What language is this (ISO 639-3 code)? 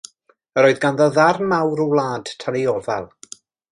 cym